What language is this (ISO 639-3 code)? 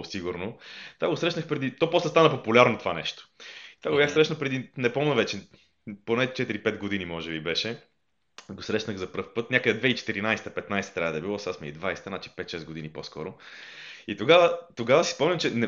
bul